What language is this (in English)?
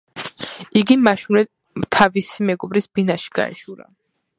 Georgian